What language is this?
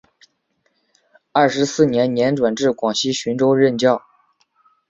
Chinese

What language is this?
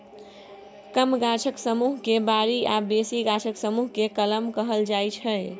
Maithili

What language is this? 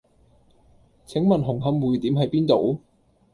Cantonese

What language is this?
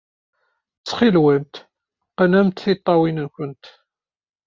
Kabyle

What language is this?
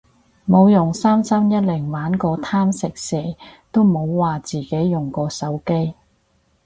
Cantonese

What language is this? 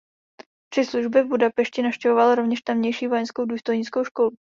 Czech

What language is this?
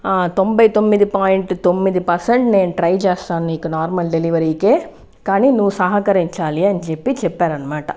Telugu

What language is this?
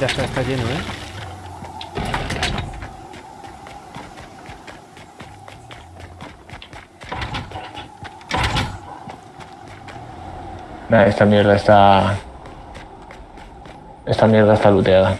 Spanish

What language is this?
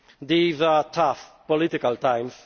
English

